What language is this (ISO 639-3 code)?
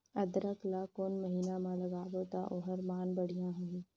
hne